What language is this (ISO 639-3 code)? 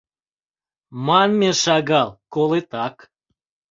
chm